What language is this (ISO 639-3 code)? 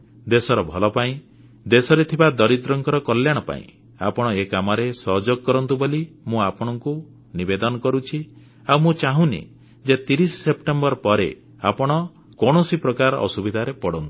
ori